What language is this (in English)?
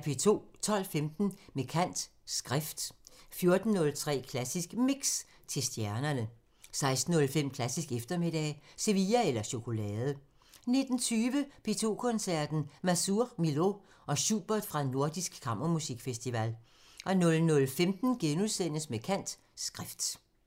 Danish